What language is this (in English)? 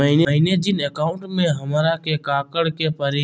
Magahi